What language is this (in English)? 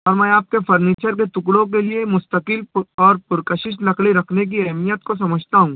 Urdu